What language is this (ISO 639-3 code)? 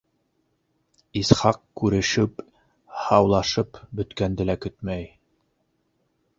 bak